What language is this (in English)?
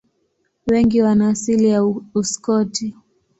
Swahili